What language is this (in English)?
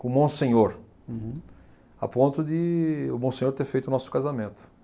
Portuguese